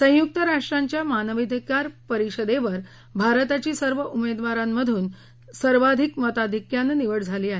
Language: Marathi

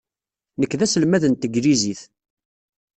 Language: Kabyle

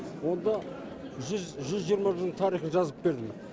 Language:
Kazakh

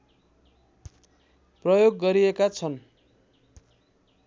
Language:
Nepali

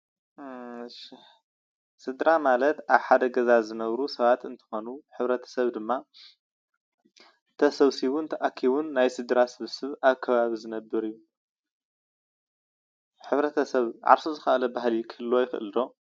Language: Tigrinya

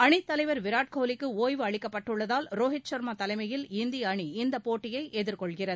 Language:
Tamil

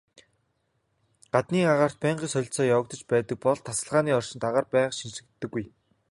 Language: Mongolian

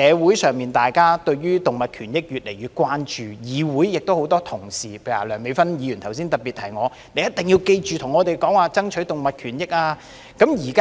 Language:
Cantonese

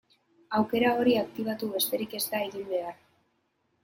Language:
Basque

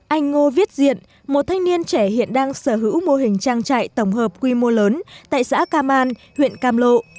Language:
Vietnamese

